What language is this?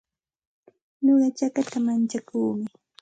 Santa Ana de Tusi Pasco Quechua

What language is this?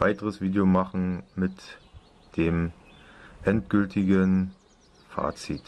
German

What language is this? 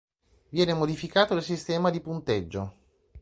Italian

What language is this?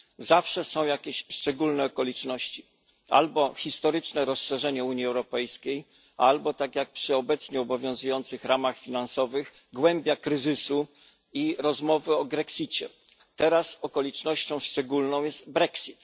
Polish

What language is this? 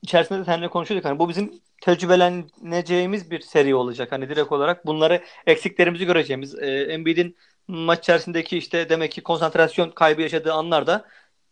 Turkish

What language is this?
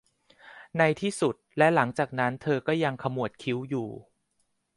Thai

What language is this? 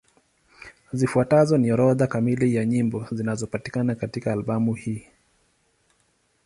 Swahili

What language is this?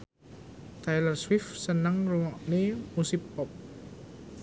Javanese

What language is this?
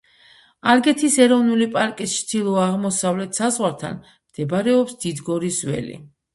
Georgian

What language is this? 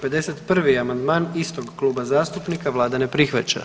Croatian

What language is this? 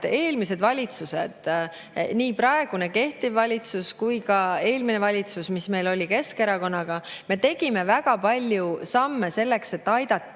Estonian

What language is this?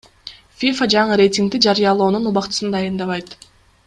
Kyrgyz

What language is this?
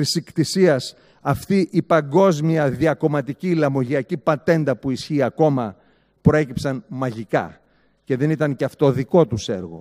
Greek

